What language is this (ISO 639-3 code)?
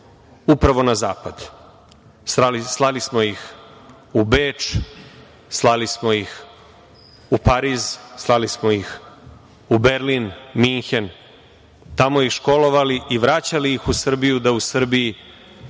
srp